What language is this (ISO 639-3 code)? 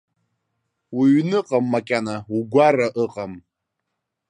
abk